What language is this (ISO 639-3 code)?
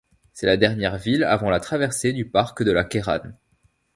fra